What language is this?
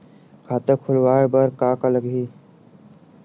Chhattisgarhi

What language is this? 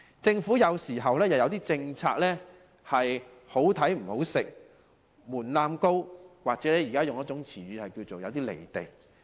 Cantonese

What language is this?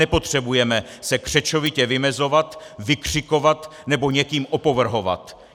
Czech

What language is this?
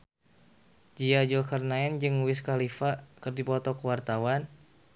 Sundanese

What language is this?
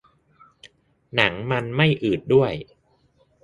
Thai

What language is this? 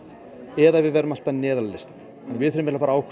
Icelandic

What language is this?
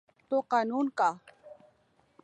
Urdu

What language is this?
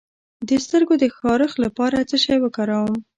Pashto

